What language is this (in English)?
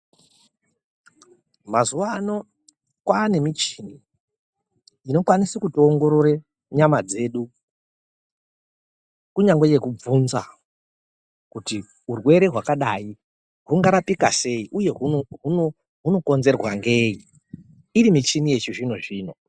Ndau